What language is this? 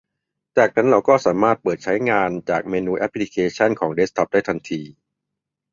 Thai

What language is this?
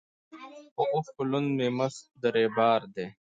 Pashto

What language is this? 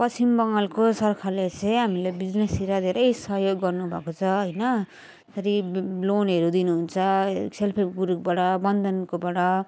Nepali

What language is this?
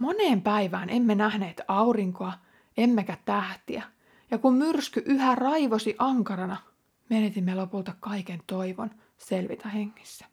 Finnish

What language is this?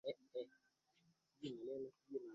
Swahili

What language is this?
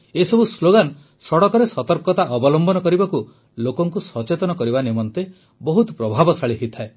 Odia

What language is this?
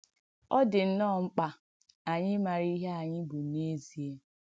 Igbo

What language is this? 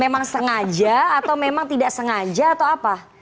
Indonesian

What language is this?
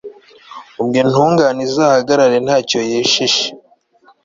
Kinyarwanda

